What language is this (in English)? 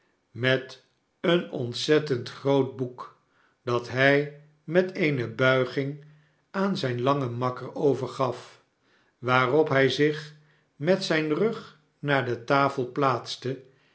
Dutch